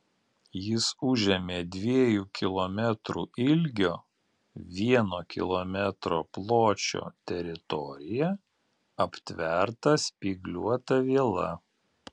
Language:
Lithuanian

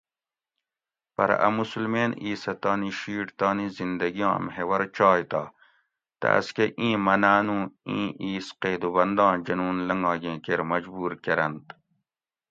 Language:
Gawri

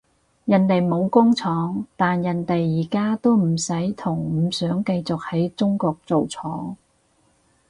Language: Cantonese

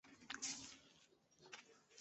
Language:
Chinese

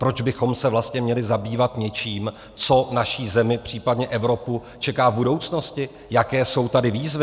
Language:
Czech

